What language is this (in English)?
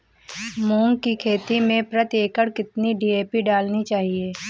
Hindi